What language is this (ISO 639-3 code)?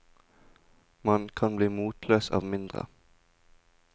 nor